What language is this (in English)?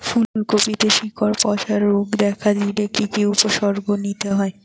Bangla